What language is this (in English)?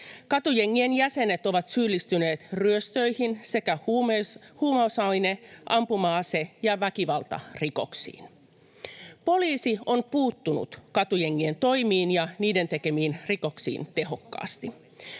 Finnish